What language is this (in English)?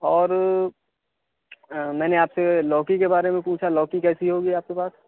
Urdu